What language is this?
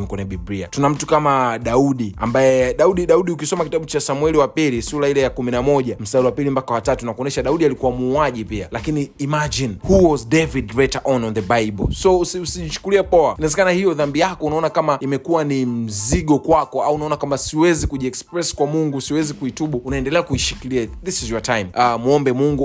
Swahili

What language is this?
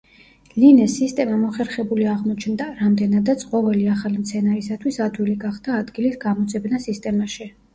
Georgian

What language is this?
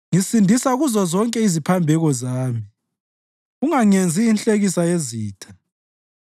North Ndebele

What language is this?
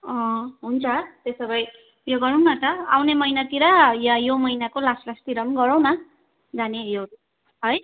Nepali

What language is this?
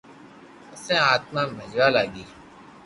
Loarki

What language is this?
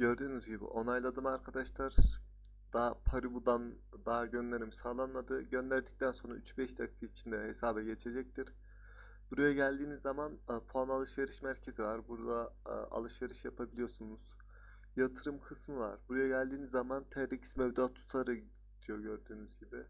Turkish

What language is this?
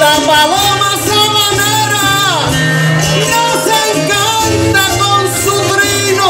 Arabic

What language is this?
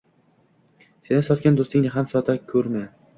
Uzbek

